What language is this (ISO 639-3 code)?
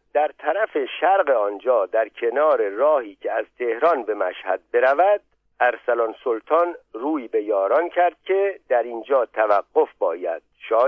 fas